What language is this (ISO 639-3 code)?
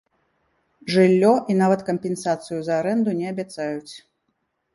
bel